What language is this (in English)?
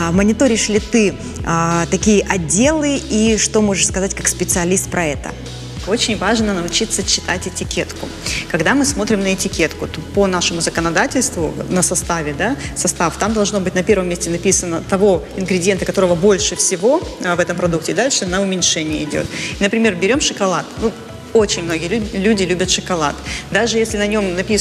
Russian